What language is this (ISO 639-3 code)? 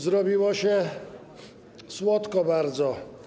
pol